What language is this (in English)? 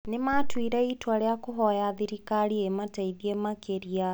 Kikuyu